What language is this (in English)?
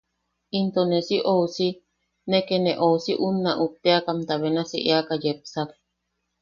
Yaqui